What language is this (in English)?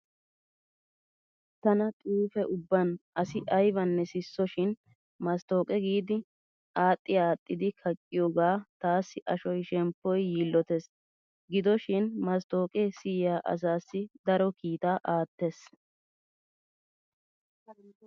Wolaytta